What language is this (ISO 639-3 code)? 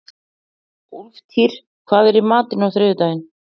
isl